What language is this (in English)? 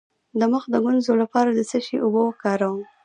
Pashto